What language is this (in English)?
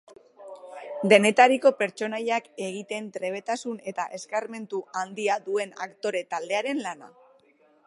Basque